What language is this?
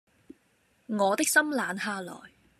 Cantonese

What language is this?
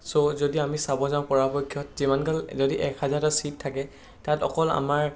Assamese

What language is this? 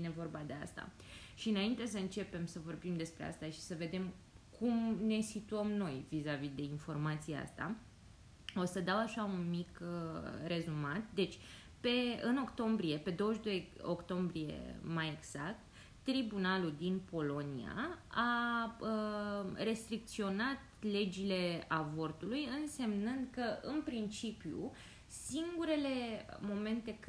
Romanian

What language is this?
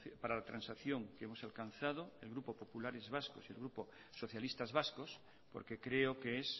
Spanish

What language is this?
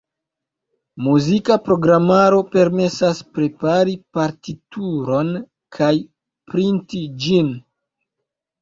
Esperanto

